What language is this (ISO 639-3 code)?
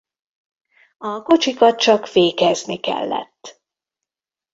hun